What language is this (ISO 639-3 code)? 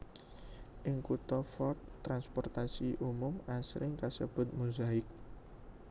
jav